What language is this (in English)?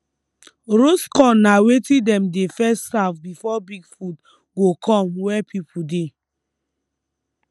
Nigerian Pidgin